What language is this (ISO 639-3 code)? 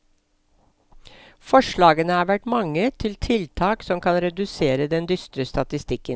nor